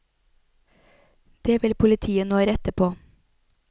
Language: Norwegian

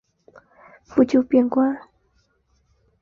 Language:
Chinese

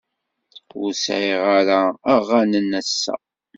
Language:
Kabyle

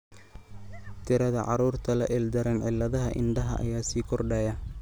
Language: Somali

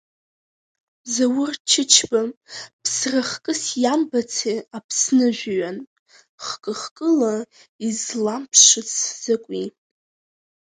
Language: Abkhazian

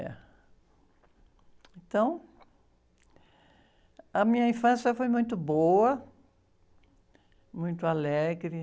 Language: Portuguese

